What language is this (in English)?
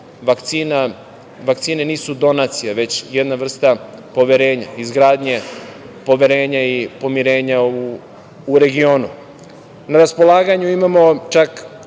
Serbian